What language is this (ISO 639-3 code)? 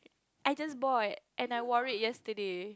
eng